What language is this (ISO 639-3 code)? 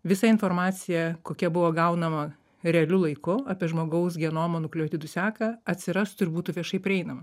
lit